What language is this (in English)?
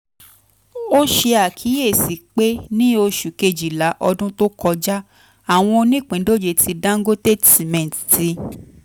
Yoruba